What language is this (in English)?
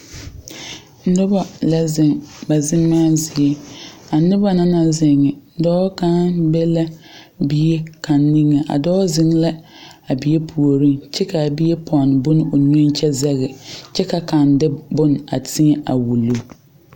Southern Dagaare